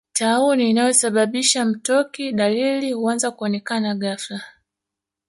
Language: Swahili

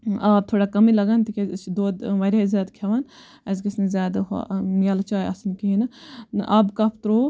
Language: Kashmiri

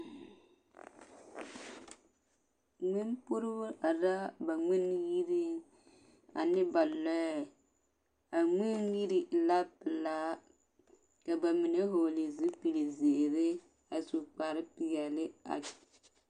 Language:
Southern Dagaare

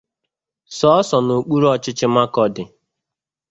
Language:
Igbo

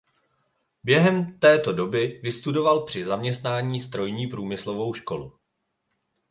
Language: Czech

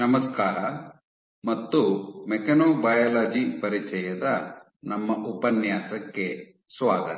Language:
Kannada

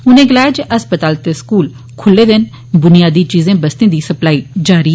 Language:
Dogri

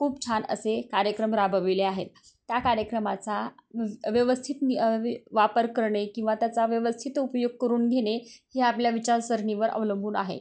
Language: Marathi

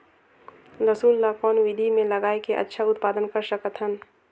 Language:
Chhattisgarhi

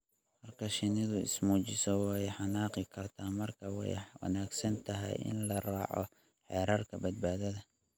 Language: Somali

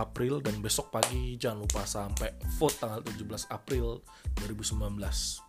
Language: Indonesian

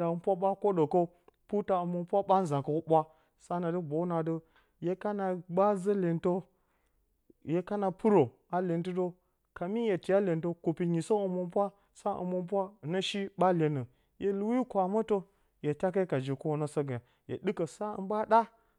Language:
Bacama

